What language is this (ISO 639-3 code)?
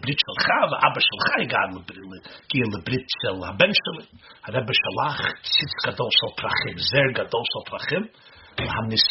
heb